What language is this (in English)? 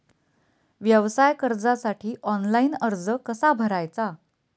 Marathi